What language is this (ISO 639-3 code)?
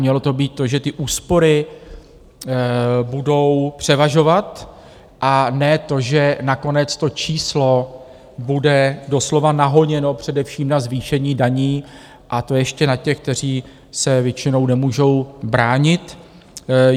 ces